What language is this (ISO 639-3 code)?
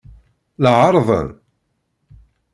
kab